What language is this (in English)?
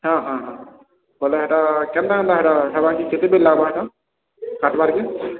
Odia